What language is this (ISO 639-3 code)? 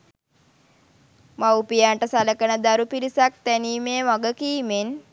sin